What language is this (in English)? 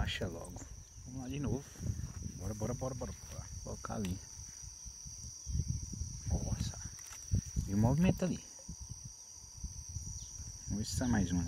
Portuguese